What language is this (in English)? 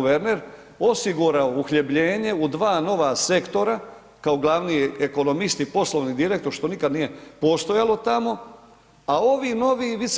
Croatian